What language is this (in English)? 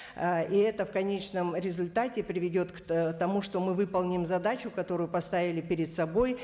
Kazakh